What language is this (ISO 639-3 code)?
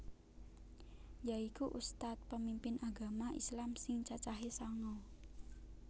jav